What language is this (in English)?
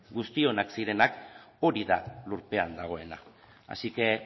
Basque